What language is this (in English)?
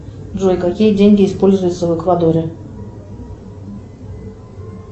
Russian